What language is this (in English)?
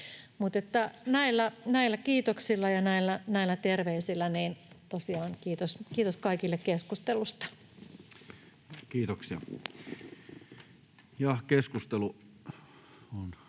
Finnish